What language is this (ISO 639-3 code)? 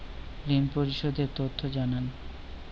ben